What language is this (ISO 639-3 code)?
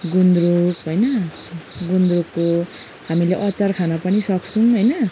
nep